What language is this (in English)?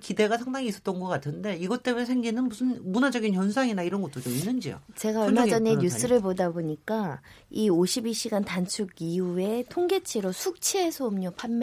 Korean